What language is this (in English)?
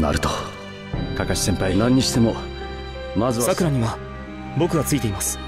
Japanese